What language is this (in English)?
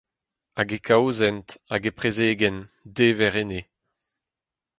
Breton